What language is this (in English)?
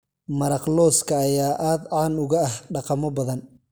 Somali